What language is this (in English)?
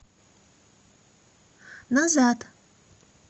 Russian